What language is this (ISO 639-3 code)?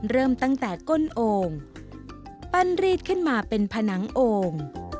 tha